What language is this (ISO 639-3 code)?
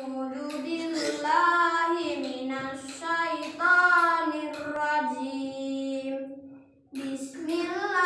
ind